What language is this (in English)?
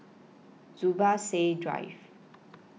English